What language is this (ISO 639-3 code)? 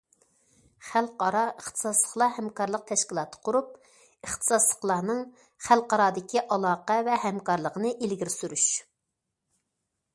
uig